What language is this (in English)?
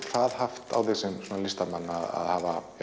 Icelandic